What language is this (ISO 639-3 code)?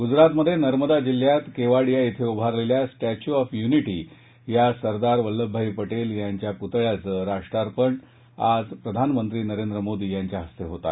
mar